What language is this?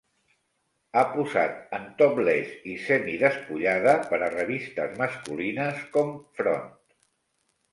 Catalan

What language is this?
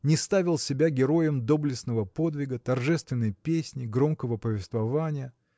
Russian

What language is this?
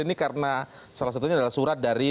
Indonesian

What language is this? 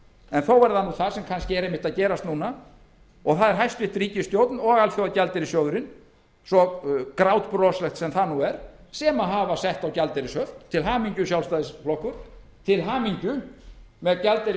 Icelandic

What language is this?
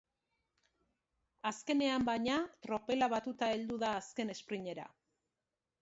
Basque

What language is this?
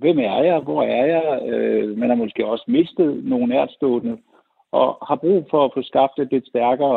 Danish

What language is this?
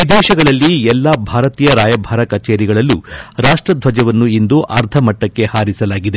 Kannada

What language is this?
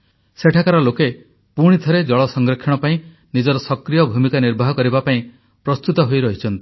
Odia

